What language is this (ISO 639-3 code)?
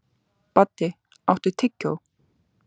isl